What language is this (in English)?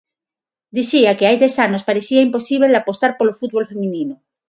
Galician